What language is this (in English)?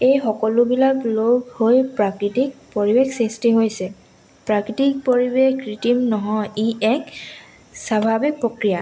Assamese